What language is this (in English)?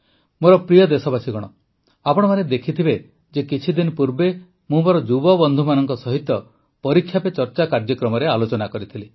Odia